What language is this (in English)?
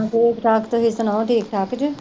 Punjabi